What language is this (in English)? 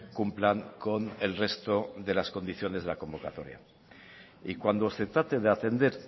Spanish